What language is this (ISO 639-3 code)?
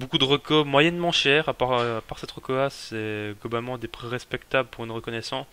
fra